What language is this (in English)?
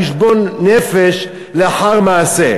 Hebrew